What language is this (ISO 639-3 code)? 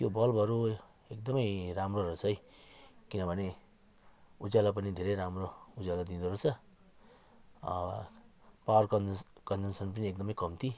nep